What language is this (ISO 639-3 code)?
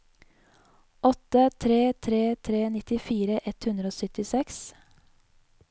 nor